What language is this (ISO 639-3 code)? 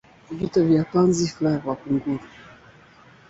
swa